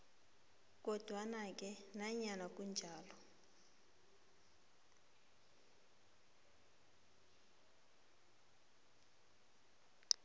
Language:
South Ndebele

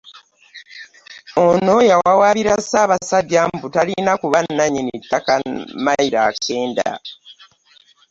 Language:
Ganda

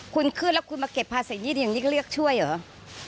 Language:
Thai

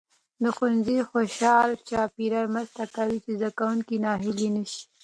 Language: Pashto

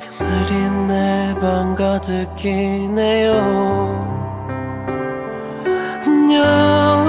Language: Korean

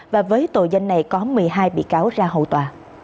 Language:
Vietnamese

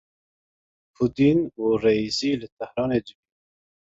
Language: Kurdish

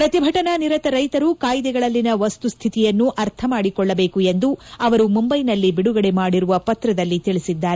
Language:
Kannada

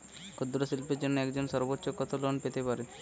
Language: Bangla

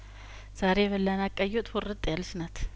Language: Amharic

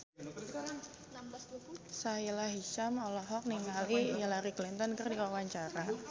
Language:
Sundanese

